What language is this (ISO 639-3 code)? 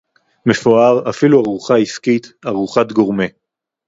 heb